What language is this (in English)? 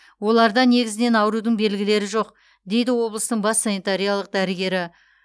Kazakh